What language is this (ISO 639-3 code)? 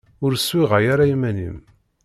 kab